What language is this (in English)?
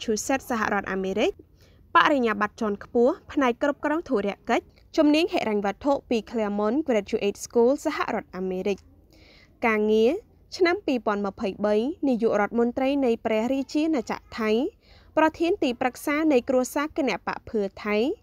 Thai